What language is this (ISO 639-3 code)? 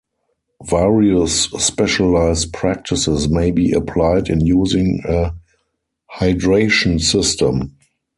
eng